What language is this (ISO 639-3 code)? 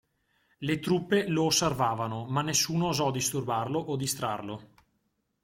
ita